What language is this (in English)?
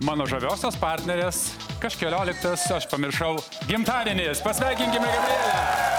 Lithuanian